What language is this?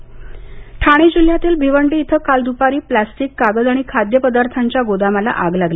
Marathi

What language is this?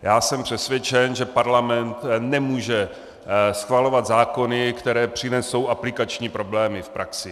Czech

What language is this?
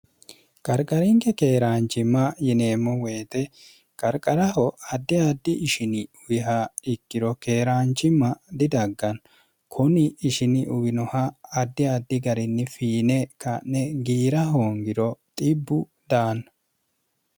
Sidamo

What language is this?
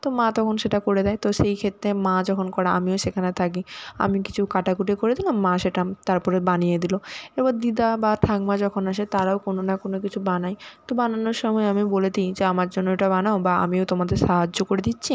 Bangla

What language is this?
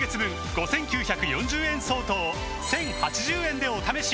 Japanese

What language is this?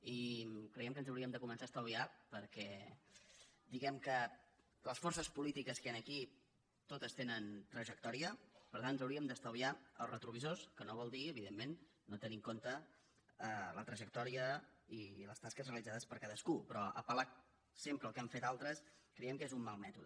Catalan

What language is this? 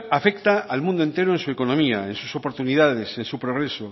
Spanish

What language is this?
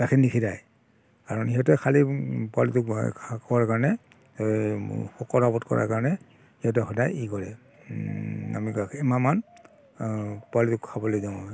Assamese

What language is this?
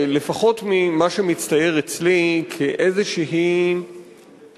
Hebrew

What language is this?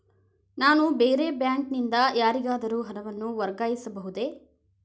Kannada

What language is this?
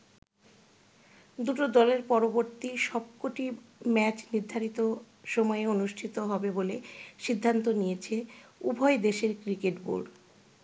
Bangla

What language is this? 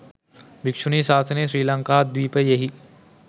Sinhala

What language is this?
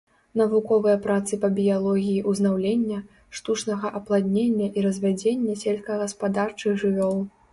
Belarusian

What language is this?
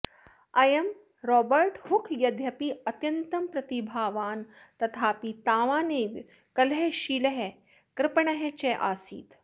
Sanskrit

